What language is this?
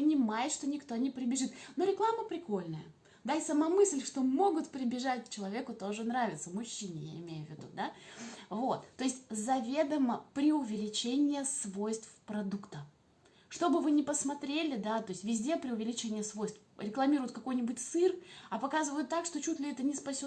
Russian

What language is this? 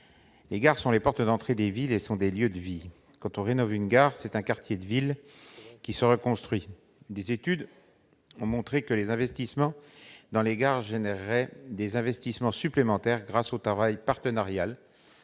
French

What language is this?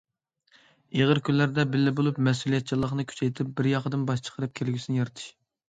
Uyghur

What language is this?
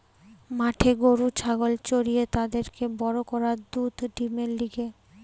Bangla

